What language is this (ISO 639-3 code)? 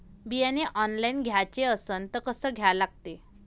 mar